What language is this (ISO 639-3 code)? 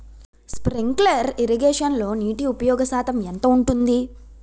tel